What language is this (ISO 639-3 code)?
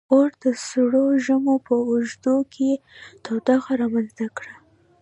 pus